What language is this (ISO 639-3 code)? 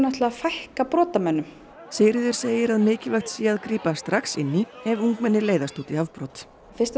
isl